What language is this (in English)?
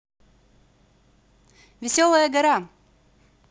Russian